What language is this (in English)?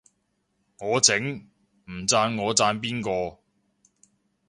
Cantonese